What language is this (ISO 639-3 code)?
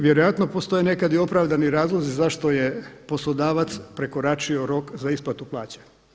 hrv